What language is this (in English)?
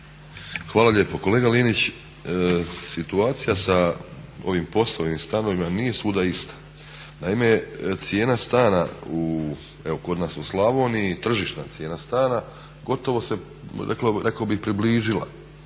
Croatian